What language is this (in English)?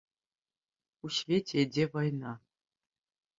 Belarusian